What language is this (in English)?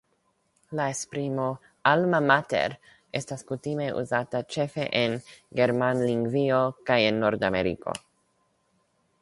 Esperanto